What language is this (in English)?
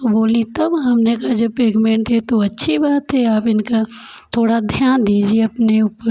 Hindi